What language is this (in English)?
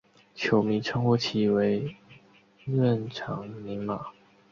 Chinese